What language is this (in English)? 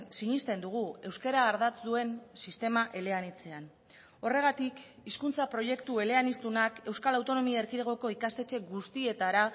Basque